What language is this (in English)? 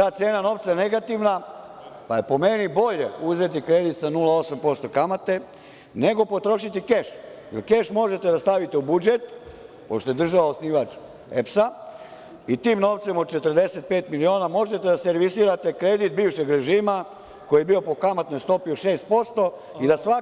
Serbian